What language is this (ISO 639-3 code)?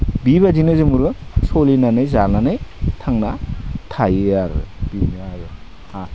brx